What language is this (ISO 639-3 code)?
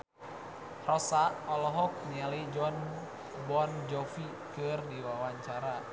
sun